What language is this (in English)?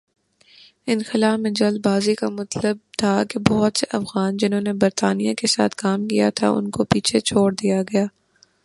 Urdu